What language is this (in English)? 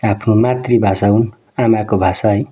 Nepali